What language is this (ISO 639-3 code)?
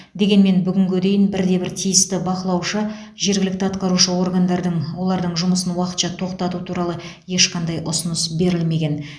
kaz